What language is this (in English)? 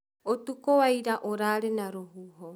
Kikuyu